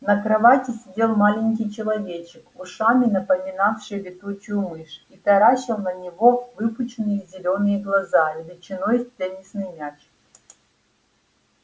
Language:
Russian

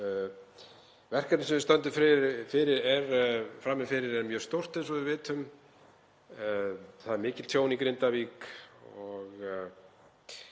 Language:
Icelandic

